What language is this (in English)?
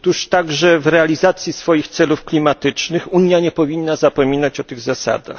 Polish